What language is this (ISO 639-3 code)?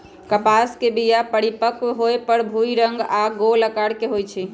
mag